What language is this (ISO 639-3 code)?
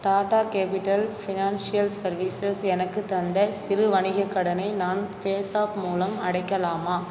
tam